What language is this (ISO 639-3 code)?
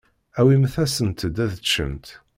kab